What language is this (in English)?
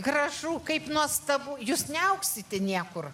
Lithuanian